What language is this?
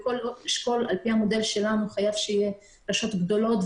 Hebrew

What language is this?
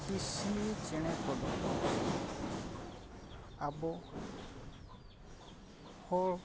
Santali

